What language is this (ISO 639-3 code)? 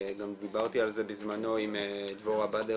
heb